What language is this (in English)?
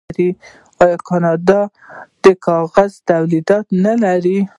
Pashto